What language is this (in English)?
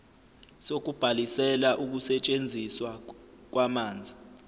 Zulu